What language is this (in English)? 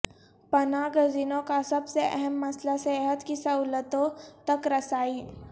Urdu